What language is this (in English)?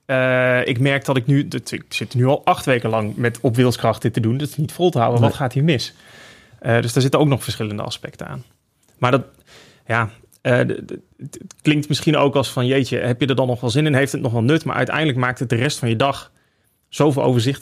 Dutch